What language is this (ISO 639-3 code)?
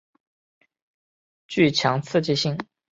zho